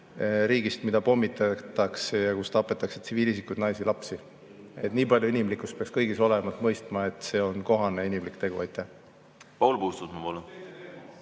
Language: Estonian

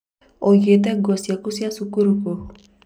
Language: Kikuyu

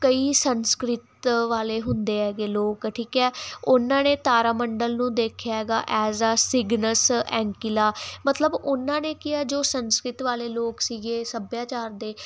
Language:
Punjabi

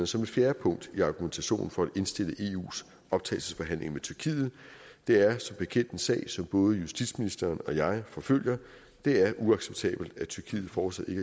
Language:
Danish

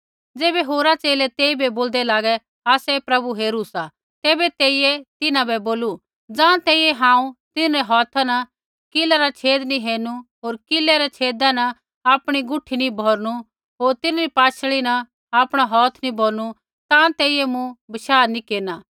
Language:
Kullu Pahari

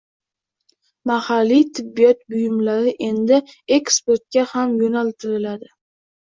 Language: Uzbek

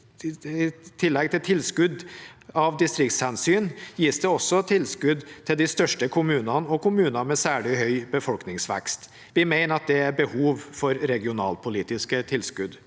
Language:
Norwegian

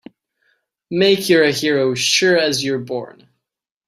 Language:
English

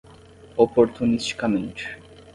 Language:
Portuguese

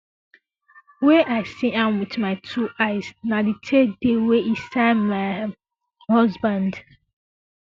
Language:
Nigerian Pidgin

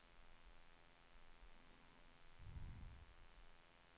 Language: Swedish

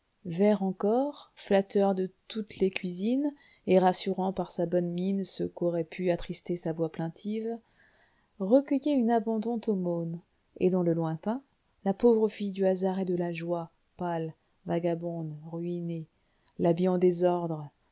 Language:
French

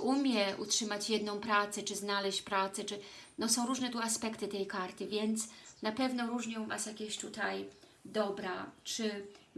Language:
Polish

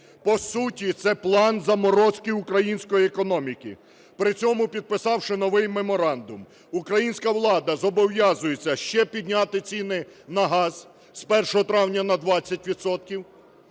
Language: Ukrainian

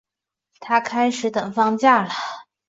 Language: Chinese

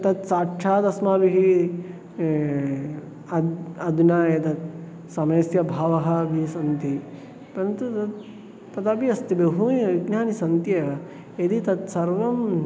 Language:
Sanskrit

